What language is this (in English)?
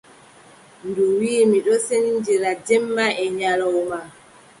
Adamawa Fulfulde